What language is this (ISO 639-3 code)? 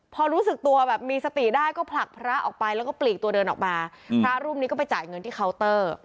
tha